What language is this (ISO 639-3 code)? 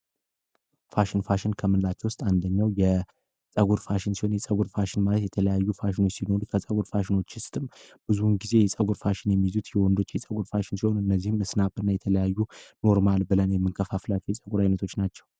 amh